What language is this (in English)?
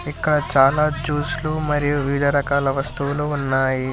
Telugu